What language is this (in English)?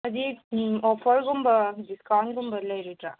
Manipuri